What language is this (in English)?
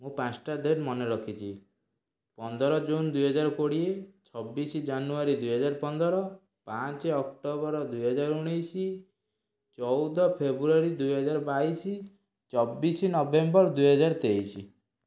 Odia